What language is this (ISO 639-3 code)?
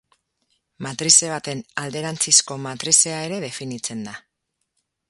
eus